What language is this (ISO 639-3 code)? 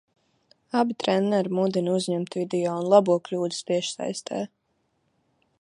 lav